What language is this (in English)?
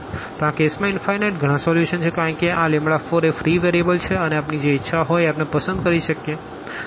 Gujarati